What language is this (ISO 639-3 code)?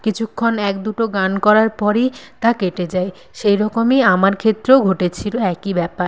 ben